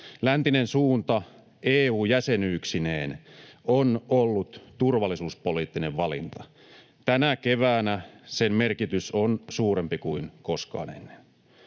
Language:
Finnish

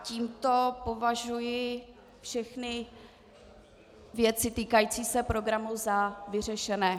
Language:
Czech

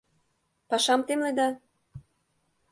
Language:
Mari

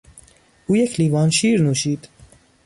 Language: Persian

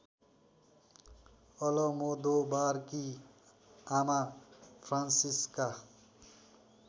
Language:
Nepali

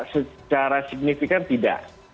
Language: Indonesian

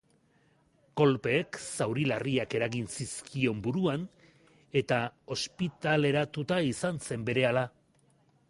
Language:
Basque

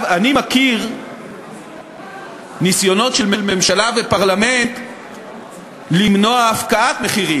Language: Hebrew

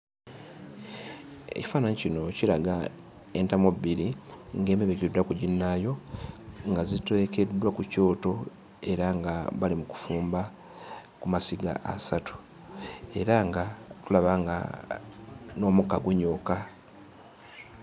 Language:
Ganda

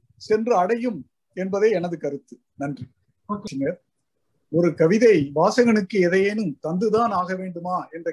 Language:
Tamil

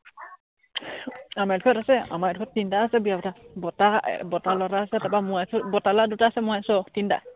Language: Assamese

